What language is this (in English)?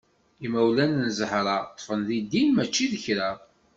Kabyle